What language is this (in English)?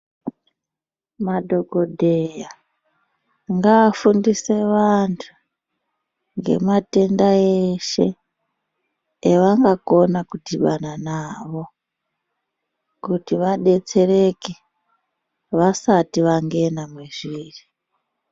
Ndau